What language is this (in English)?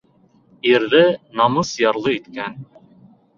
Bashkir